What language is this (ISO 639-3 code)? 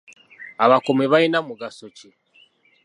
lug